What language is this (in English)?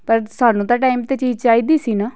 Punjabi